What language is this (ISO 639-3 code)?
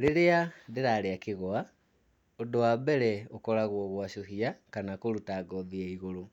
kik